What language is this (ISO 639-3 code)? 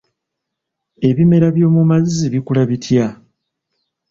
lug